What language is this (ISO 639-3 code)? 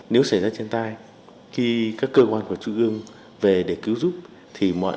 vie